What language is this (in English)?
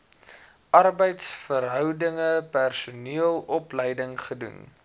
Afrikaans